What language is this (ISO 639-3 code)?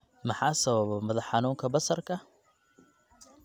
som